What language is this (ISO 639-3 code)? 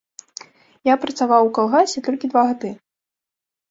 bel